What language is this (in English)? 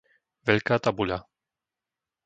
Slovak